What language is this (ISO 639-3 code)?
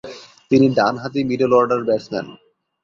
ben